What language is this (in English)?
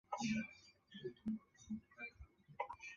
Chinese